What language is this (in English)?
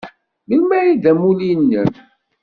Kabyle